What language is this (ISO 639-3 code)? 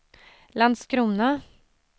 swe